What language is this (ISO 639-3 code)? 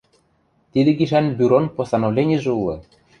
mrj